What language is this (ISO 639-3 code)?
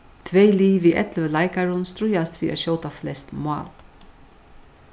fao